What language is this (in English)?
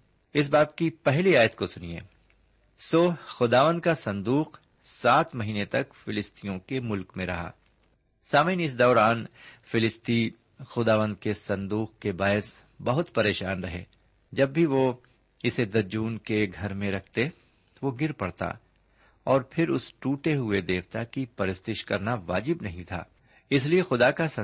Urdu